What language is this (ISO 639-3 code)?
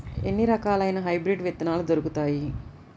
tel